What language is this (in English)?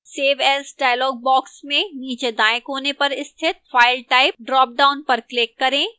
Hindi